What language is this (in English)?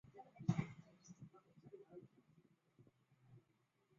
Chinese